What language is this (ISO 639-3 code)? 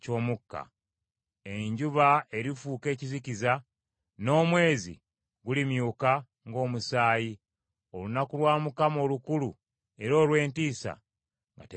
lug